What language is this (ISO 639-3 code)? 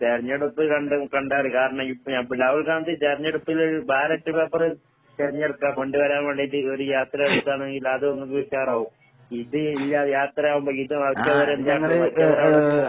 mal